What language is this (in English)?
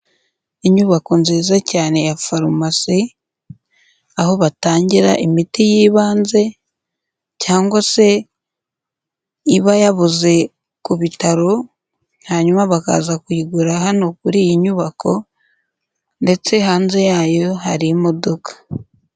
Kinyarwanda